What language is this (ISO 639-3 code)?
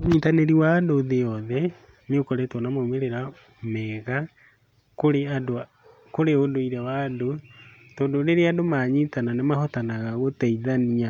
kik